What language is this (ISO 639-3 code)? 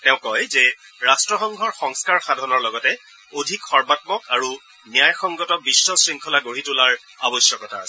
asm